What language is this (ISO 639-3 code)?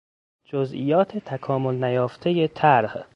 fas